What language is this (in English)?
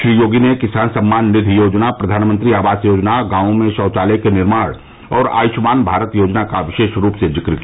Hindi